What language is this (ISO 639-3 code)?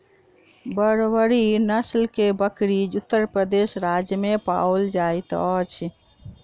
mai